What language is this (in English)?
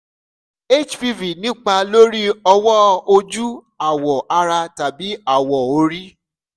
Yoruba